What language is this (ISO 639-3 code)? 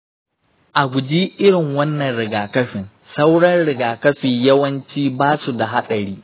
hau